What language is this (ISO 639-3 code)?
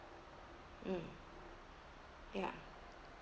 eng